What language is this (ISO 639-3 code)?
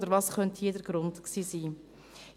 gsw